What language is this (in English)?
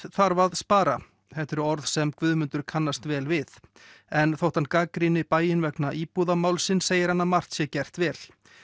Icelandic